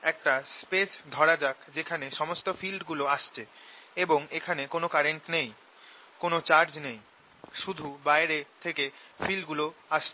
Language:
Bangla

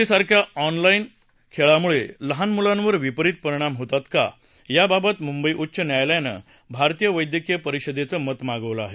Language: Marathi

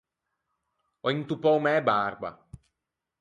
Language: Ligurian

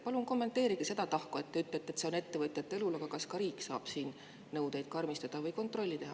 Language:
Estonian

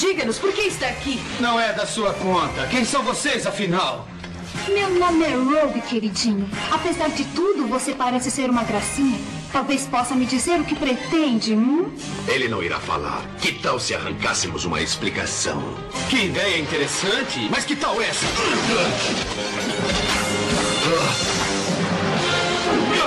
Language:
Portuguese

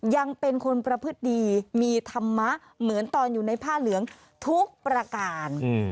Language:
Thai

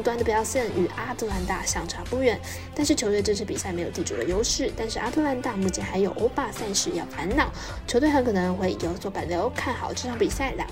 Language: Chinese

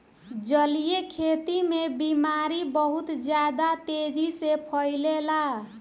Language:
Bhojpuri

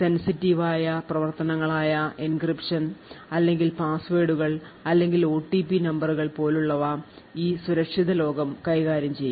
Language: Malayalam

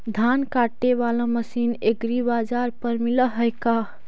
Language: Magahi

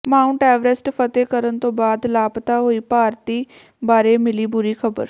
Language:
Punjabi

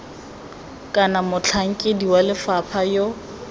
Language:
Tswana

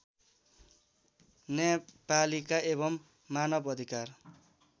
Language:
Nepali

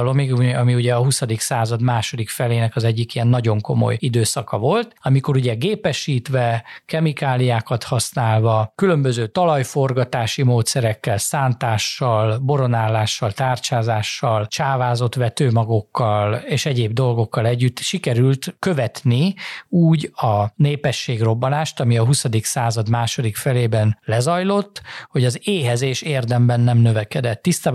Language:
Hungarian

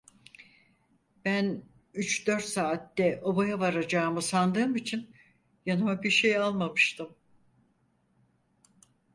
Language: Turkish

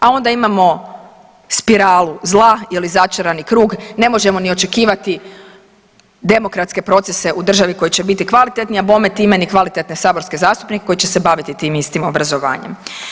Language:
Croatian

